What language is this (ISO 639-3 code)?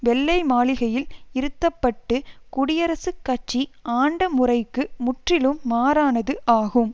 tam